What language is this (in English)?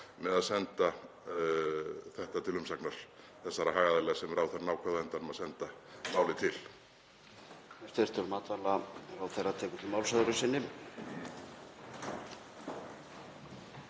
Icelandic